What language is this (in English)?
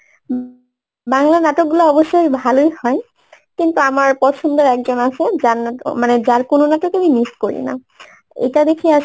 Bangla